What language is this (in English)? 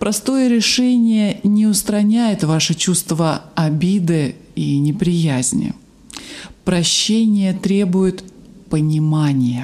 Russian